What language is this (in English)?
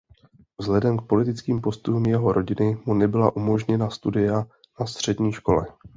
Czech